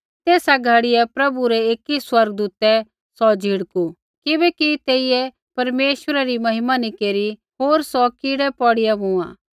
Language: Kullu Pahari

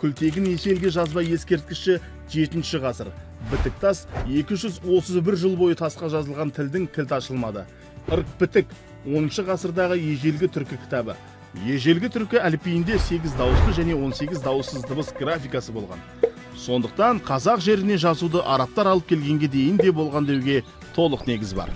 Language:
Turkish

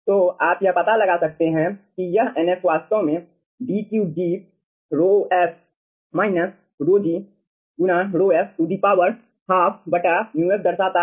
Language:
Hindi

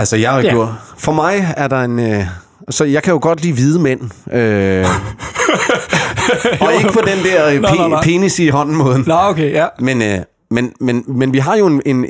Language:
Danish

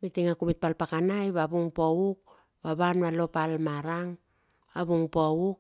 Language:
Bilur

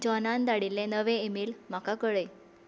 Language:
Konkani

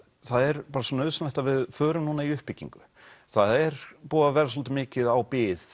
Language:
Icelandic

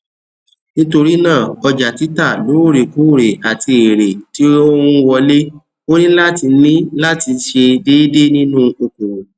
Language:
Yoruba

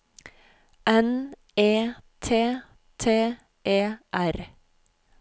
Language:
Norwegian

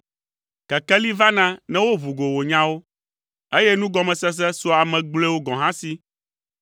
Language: Ewe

